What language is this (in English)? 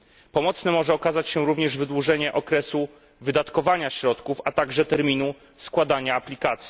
Polish